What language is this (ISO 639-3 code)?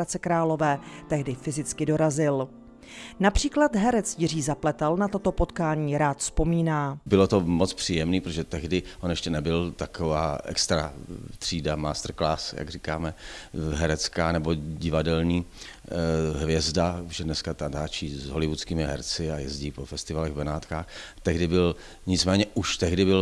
ces